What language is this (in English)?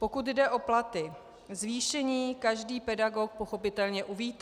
Czech